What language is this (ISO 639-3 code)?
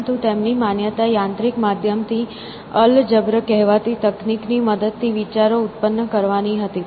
guj